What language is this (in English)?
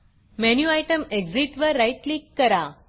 Marathi